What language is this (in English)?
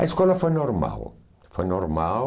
Portuguese